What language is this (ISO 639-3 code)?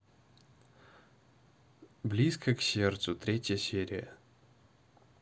rus